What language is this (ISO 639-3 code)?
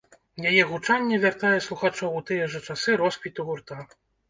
bel